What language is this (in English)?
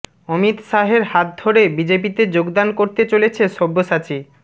Bangla